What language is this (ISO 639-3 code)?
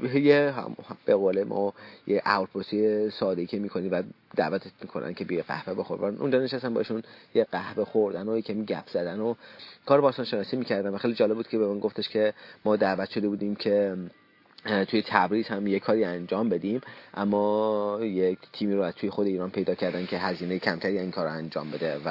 fas